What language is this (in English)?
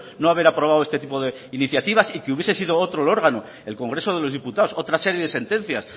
Spanish